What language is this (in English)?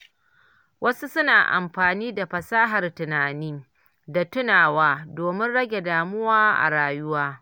Hausa